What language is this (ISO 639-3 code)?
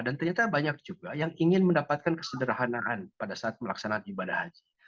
ind